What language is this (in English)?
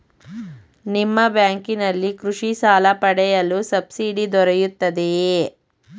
Kannada